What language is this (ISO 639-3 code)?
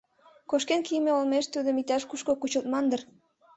chm